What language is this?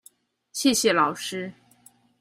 Chinese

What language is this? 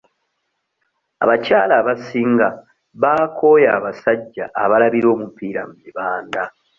Ganda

